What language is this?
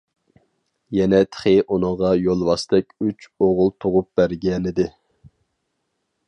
Uyghur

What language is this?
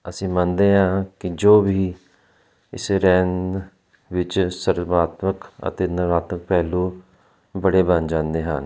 Punjabi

